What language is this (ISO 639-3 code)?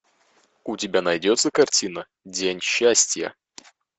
rus